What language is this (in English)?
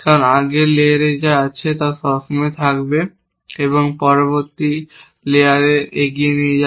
Bangla